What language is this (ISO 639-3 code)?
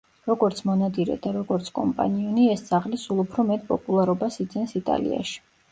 kat